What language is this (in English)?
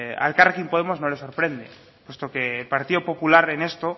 Spanish